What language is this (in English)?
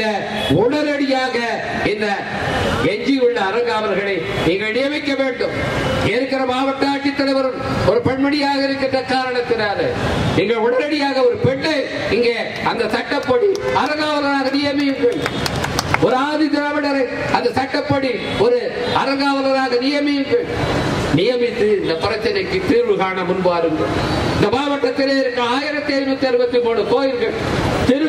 Tamil